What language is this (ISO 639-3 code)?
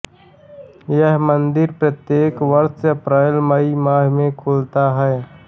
hin